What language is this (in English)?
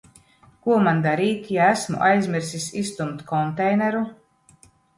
Latvian